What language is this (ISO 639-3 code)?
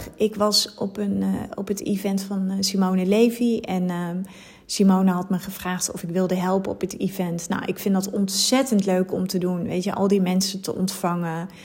nld